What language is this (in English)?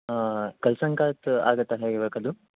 Sanskrit